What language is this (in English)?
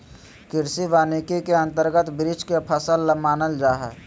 Magahi